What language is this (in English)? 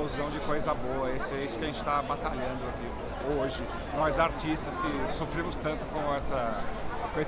Portuguese